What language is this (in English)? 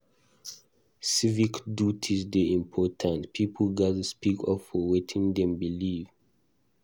Nigerian Pidgin